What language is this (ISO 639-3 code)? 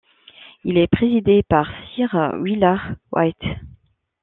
fra